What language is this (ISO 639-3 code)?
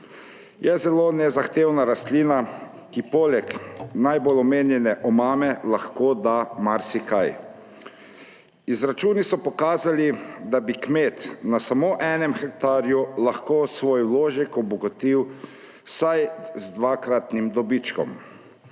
slv